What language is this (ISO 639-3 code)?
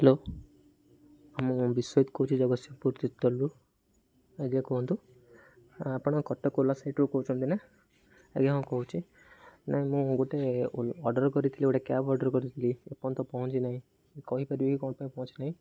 ori